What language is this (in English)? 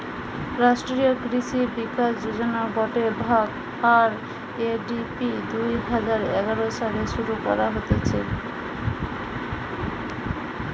Bangla